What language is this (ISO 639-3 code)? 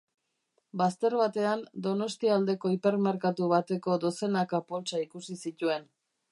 eus